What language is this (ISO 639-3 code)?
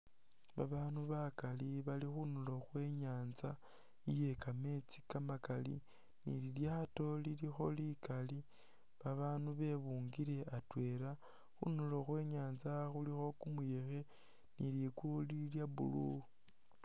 myx